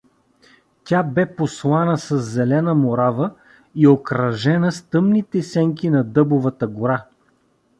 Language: Bulgarian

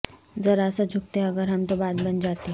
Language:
Urdu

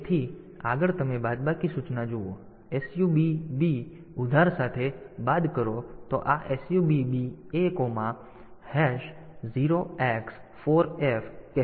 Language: Gujarati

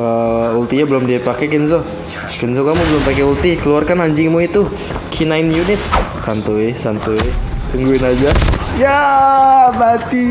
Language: Indonesian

